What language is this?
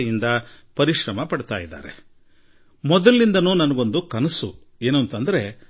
Kannada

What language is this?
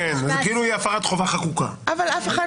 Hebrew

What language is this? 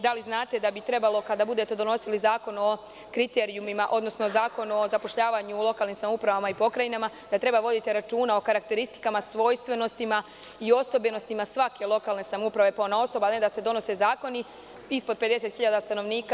Serbian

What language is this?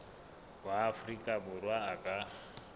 Southern Sotho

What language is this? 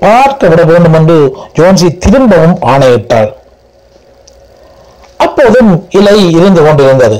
Tamil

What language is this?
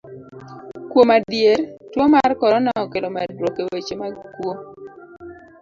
Luo (Kenya and Tanzania)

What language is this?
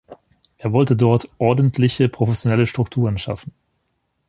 German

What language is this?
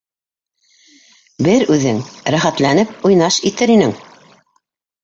Bashkir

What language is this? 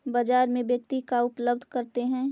Magahi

